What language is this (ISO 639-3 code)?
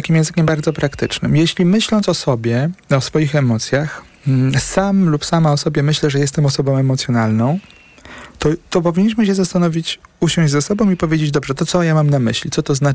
pol